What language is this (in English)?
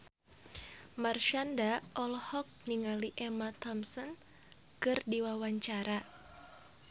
Sundanese